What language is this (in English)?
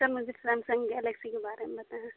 Urdu